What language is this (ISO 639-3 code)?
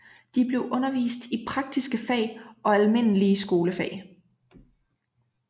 dan